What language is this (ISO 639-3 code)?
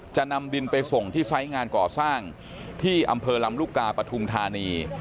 tha